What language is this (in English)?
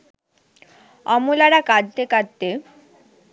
Bangla